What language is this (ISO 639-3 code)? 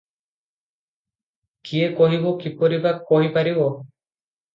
ori